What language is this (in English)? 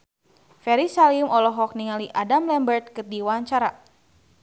Sundanese